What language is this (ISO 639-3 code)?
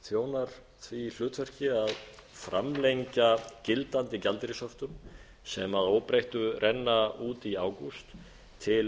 isl